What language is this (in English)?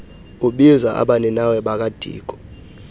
Xhosa